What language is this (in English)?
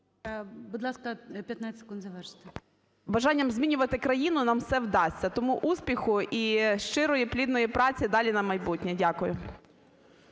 Ukrainian